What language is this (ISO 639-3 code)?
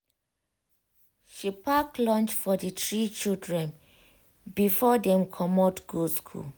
pcm